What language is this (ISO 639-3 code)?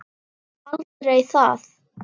isl